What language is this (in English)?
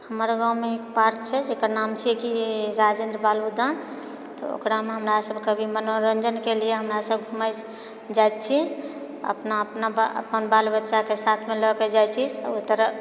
Maithili